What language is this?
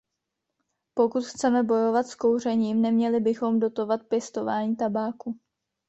Czech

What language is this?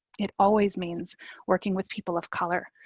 English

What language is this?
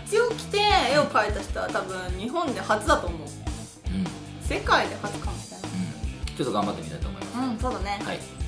Japanese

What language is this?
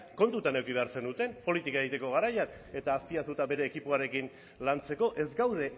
Basque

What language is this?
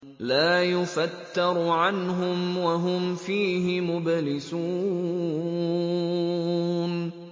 Arabic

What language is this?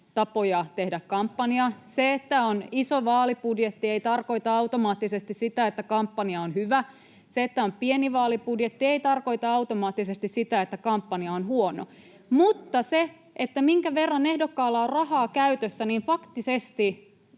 Finnish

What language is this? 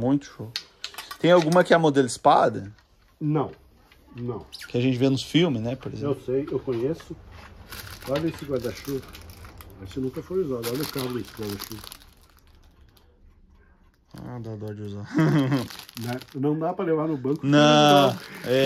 Portuguese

